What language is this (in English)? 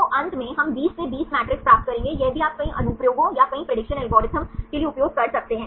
Hindi